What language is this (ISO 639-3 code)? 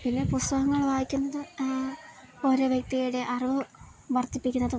mal